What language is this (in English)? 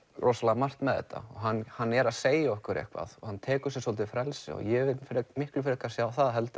Icelandic